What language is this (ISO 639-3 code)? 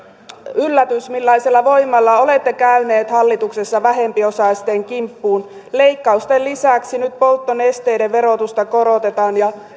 fin